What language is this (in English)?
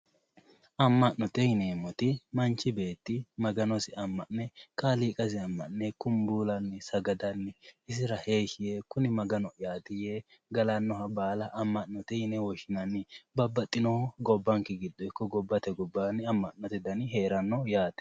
Sidamo